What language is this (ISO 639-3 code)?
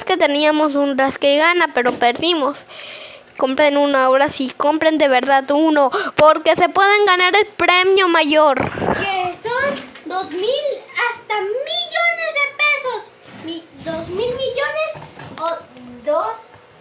spa